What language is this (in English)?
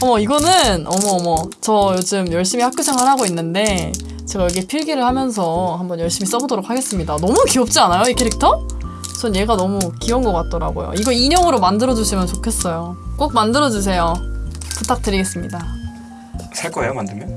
Korean